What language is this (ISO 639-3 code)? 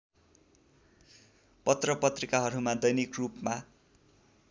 nep